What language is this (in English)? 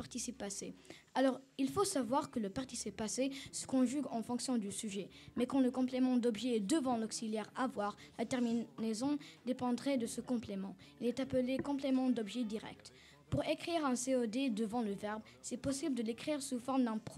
French